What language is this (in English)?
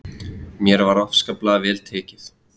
Icelandic